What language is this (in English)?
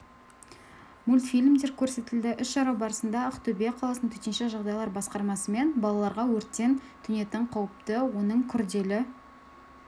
Kazakh